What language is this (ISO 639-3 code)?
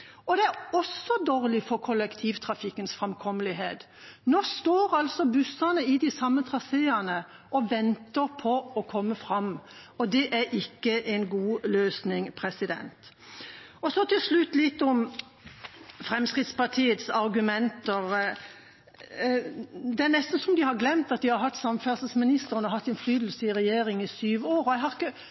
nob